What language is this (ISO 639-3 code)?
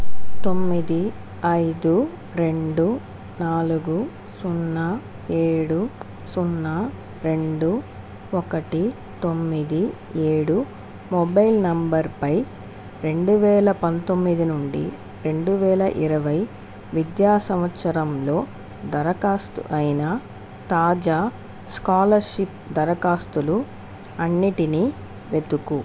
tel